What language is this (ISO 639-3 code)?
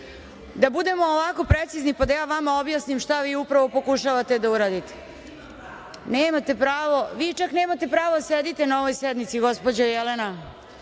srp